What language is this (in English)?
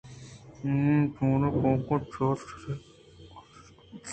Eastern Balochi